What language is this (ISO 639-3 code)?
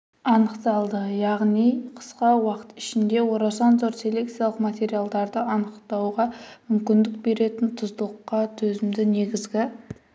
kaz